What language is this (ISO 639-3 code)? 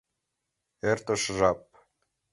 chm